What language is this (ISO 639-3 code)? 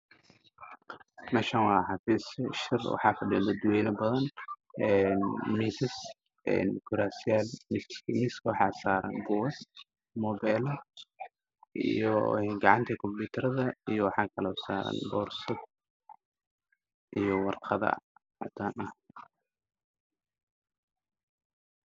som